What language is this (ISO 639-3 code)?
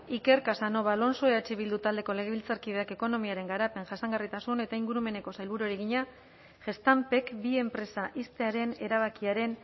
eus